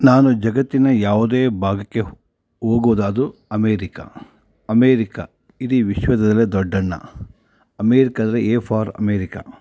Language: Kannada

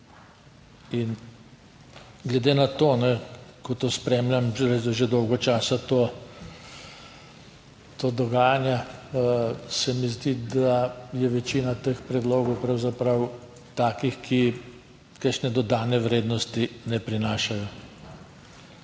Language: Slovenian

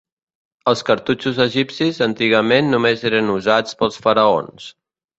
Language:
Catalan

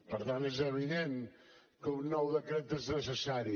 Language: Catalan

